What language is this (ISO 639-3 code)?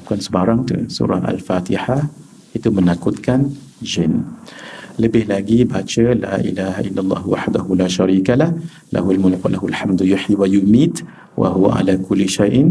msa